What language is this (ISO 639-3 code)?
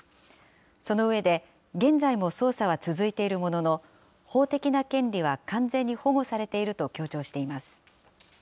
jpn